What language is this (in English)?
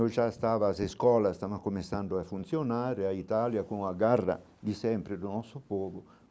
Portuguese